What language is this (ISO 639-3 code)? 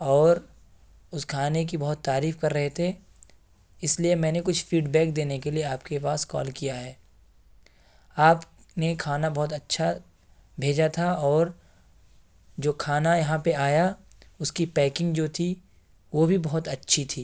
urd